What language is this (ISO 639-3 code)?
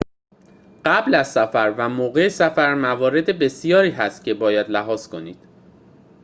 fas